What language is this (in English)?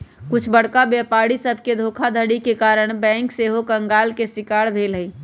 Magahi